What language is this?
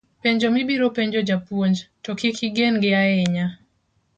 Luo (Kenya and Tanzania)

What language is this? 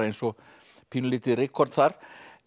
Icelandic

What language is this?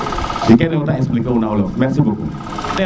Serer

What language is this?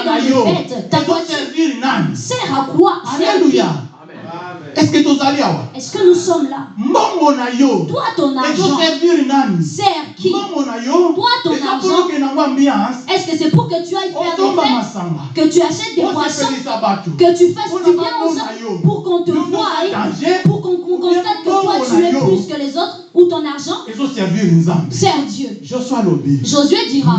French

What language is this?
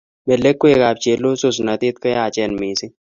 Kalenjin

